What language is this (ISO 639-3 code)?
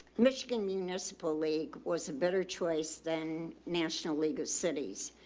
eng